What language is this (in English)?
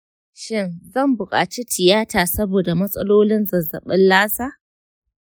Hausa